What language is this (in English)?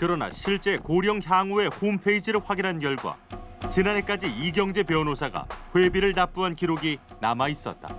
Korean